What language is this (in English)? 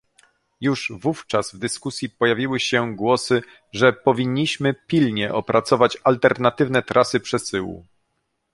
Polish